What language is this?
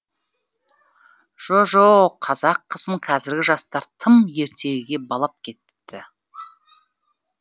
Kazakh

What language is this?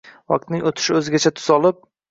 Uzbek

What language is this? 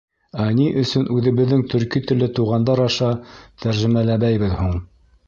Bashkir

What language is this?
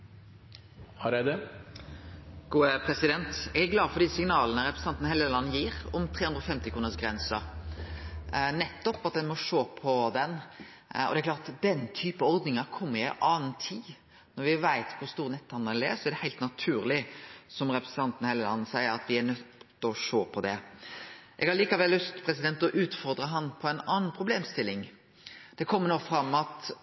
Norwegian Nynorsk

